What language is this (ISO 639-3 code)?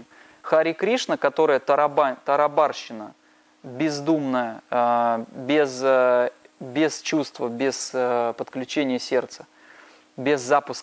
rus